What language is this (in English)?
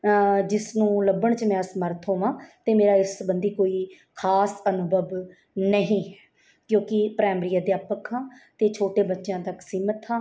Punjabi